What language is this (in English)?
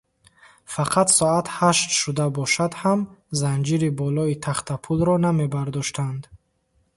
Tajik